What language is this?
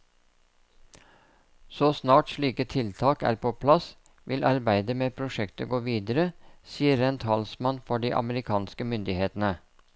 Norwegian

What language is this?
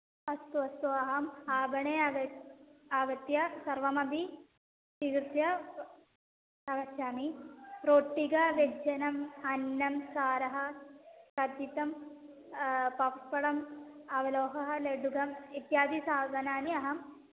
Sanskrit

